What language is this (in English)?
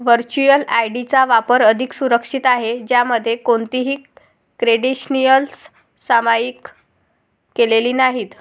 Marathi